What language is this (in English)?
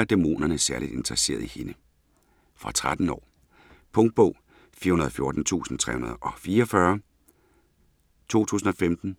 Danish